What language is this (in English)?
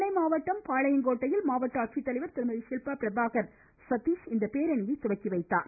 Tamil